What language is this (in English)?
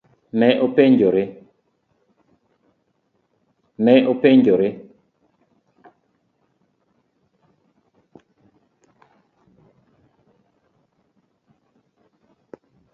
Luo (Kenya and Tanzania)